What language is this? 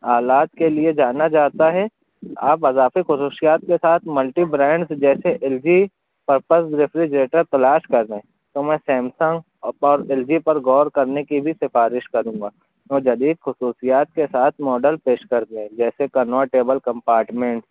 Urdu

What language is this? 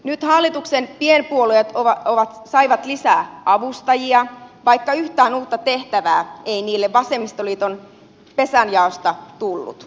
Finnish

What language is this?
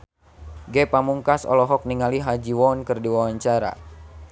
Sundanese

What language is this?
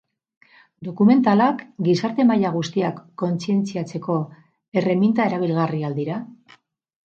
Basque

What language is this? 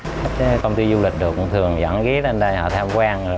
Vietnamese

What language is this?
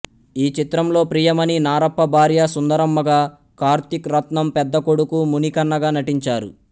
Telugu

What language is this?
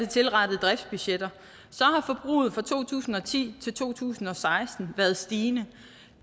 Danish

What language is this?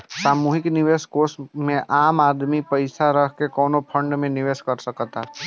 Bhojpuri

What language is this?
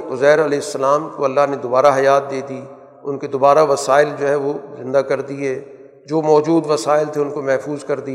Urdu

